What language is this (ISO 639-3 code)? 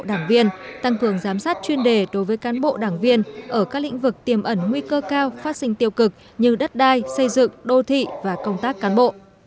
vie